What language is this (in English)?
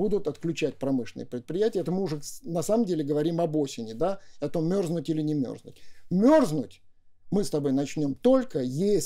Russian